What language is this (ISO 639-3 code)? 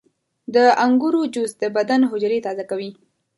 pus